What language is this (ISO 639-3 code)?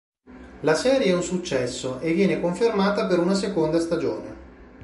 ita